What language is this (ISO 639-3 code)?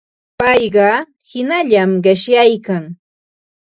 qva